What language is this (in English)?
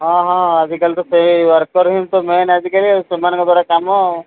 Odia